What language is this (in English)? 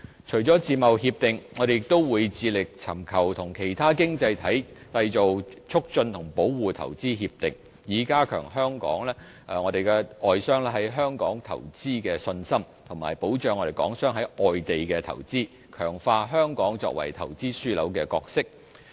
Cantonese